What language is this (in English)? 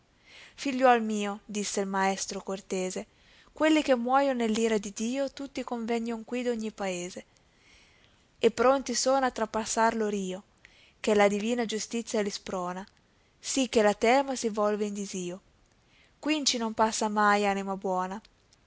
Italian